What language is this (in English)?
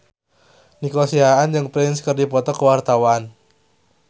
Sundanese